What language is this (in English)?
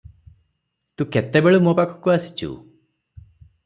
Odia